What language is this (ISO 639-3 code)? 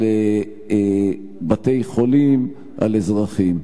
heb